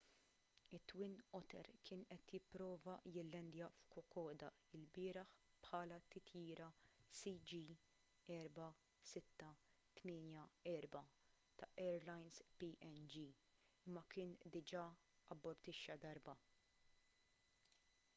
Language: Maltese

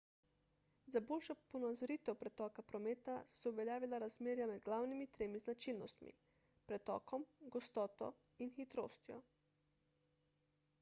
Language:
Slovenian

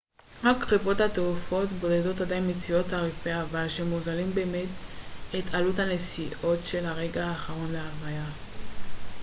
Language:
Hebrew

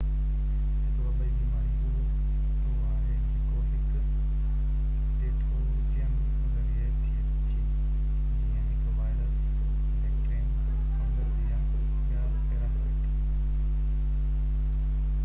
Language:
Sindhi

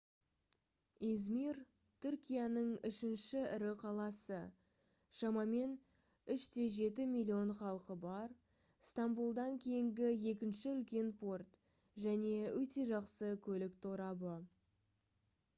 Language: Kazakh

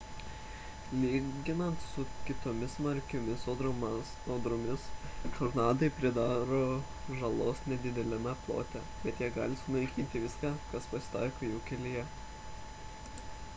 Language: Lithuanian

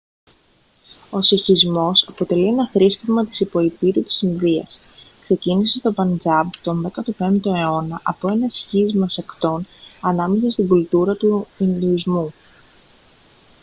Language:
Greek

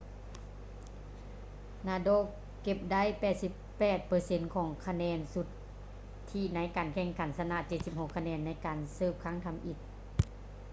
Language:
Lao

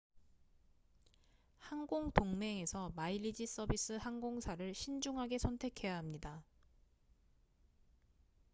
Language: Korean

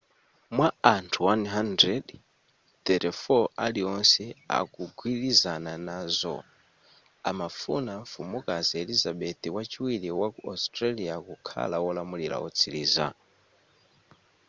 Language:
Nyanja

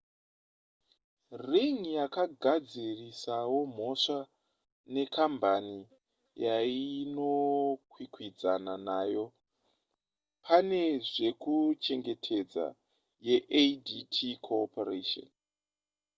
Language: Shona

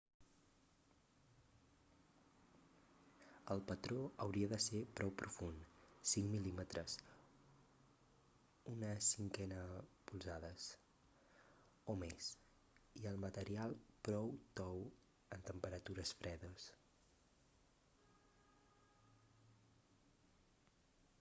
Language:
Catalan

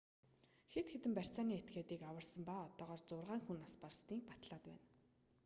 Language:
Mongolian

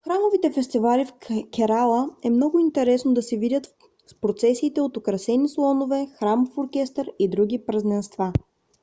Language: Bulgarian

